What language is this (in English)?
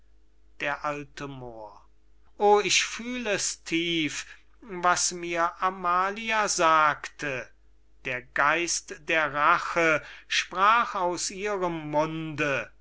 German